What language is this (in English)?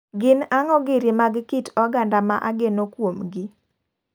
Luo (Kenya and Tanzania)